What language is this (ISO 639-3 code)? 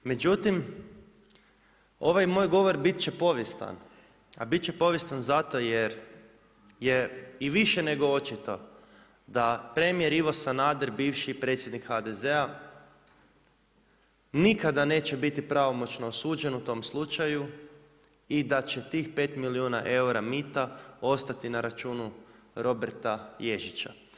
hrv